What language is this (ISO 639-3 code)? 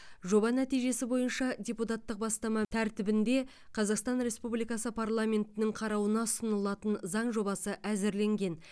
kaz